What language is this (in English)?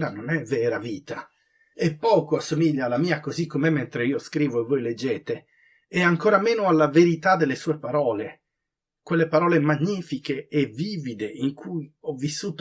Italian